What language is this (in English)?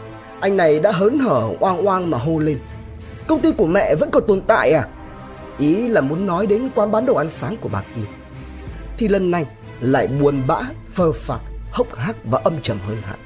Vietnamese